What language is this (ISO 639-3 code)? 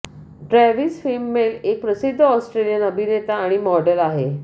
mar